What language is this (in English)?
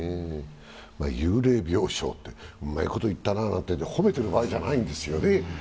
Japanese